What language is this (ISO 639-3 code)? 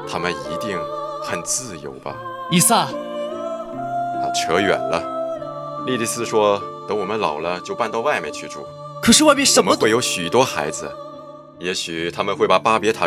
zho